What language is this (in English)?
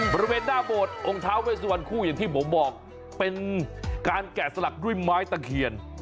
Thai